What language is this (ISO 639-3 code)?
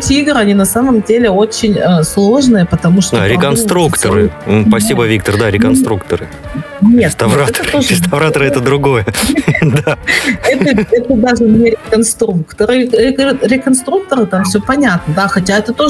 rus